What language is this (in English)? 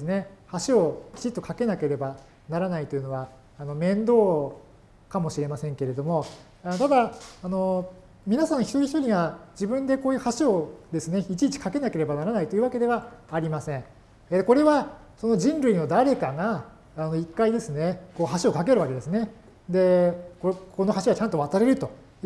Japanese